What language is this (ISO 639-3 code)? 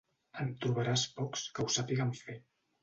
cat